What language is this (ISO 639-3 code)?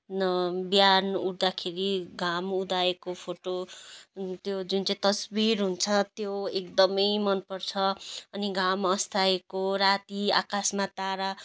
nep